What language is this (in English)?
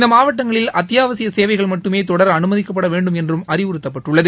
Tamil